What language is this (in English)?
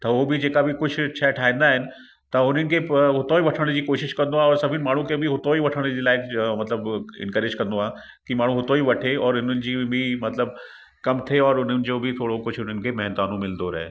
Sindhi